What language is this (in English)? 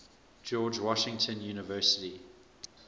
English